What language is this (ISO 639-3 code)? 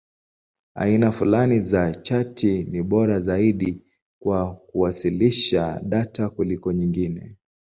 swa